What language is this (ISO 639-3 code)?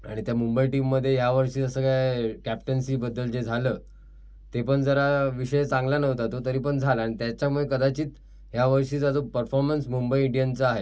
mar